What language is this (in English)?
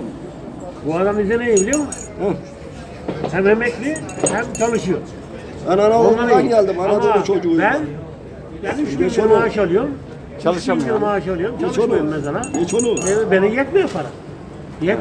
Turkish